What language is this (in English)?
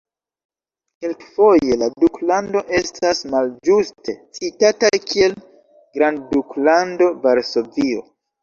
Esperanto